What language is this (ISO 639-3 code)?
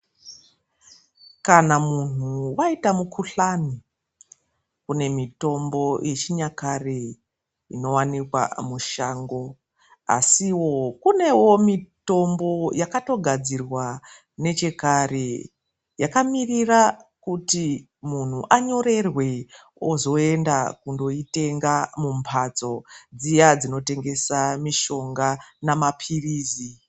ndc